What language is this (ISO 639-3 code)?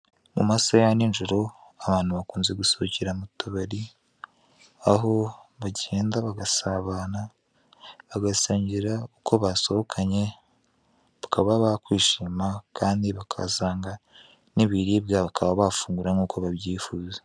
kin